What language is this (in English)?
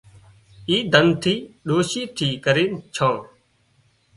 Wadiyara Koli